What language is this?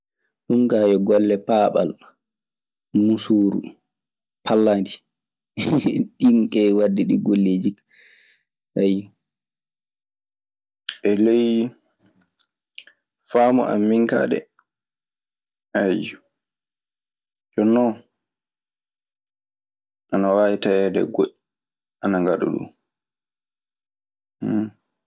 Maasina Fulfulde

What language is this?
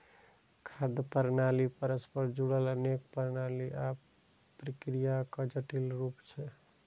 Maithili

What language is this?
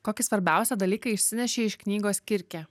Lithuanian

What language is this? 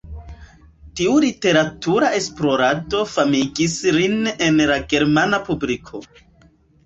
Esperanto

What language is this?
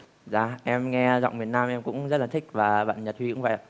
Vietnamese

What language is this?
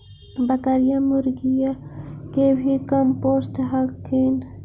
Magahi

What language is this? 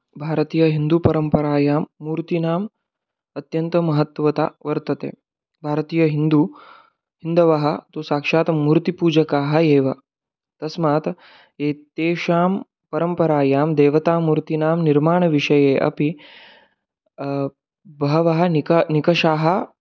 Sanskrit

